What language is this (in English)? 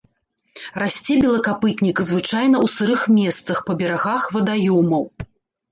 Belarusian